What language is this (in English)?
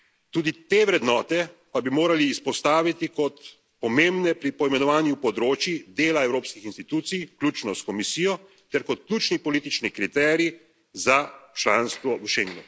Slovenian